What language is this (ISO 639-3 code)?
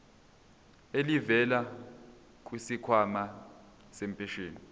zul